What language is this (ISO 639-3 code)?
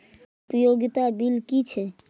mai